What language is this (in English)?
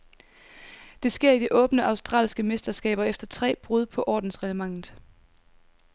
Danish